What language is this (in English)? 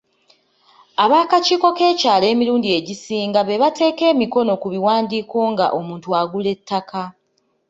Ganda